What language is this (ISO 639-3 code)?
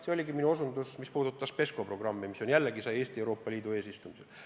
est